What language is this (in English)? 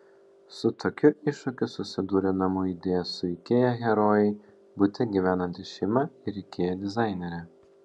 Lithuanian